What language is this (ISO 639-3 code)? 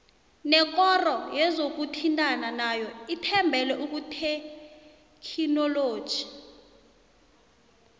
nbl